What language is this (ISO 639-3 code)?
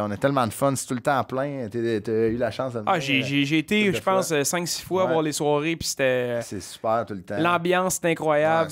fra